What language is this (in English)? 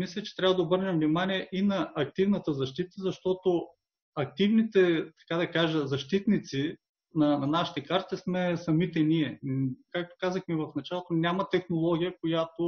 Bulgarian